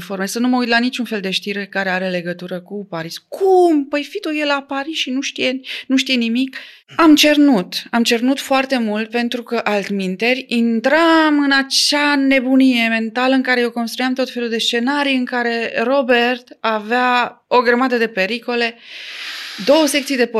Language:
Romanian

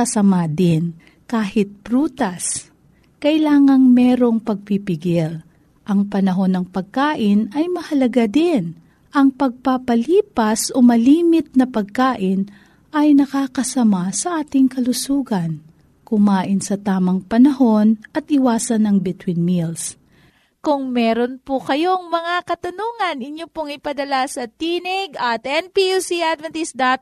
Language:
Filipino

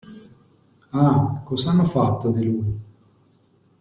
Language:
Italian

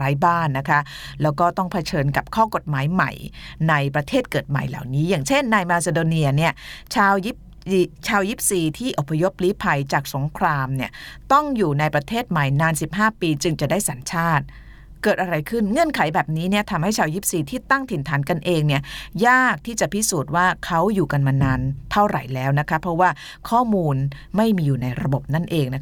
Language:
Thai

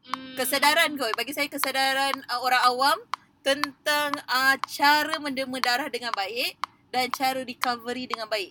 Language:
Malay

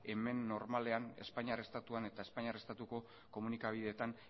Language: Basque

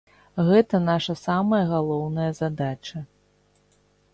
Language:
Belarusian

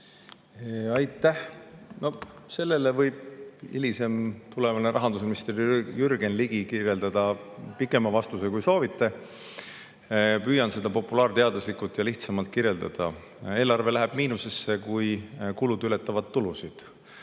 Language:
Estonian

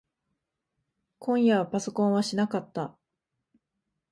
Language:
Japanese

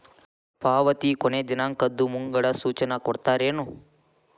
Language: Kannada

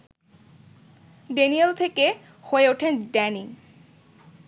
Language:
Bangla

